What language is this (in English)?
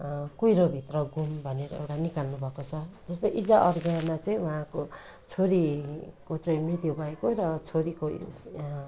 Nepali